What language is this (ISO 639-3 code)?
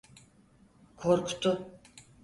tur